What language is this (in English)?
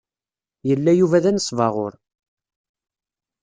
Kabyle